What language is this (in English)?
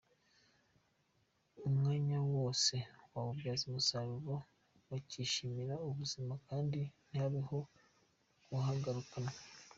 Kinyarwanda